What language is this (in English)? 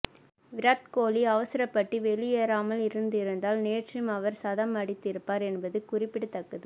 Tamil